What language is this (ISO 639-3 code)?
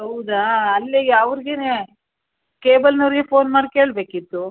kan